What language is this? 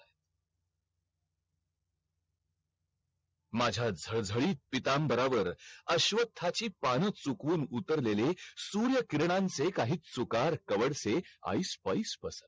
Marathi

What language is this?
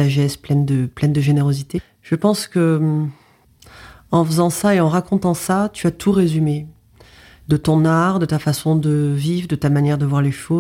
French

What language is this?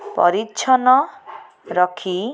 Odia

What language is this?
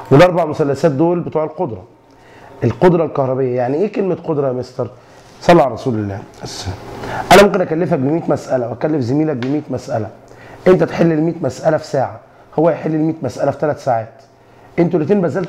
Arabic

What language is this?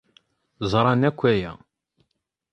Kabyle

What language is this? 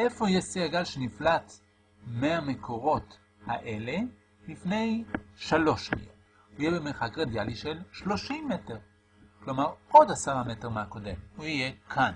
Hebrew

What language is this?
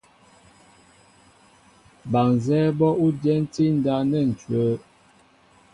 Mbo (Cameroon)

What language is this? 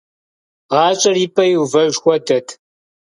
Kabardian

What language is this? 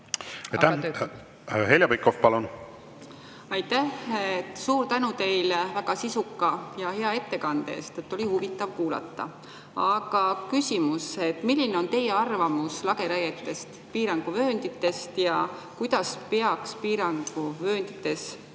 Estonian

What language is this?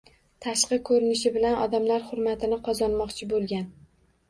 Uzbek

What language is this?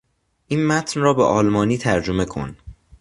Persian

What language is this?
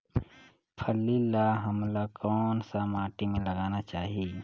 Chhattisgarhi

